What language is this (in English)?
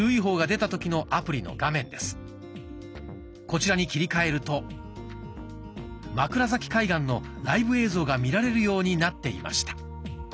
Japanese